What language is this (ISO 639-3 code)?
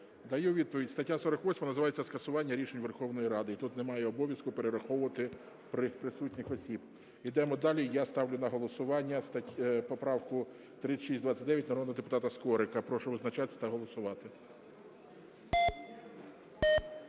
ukr